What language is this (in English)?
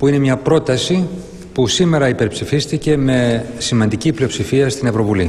Greek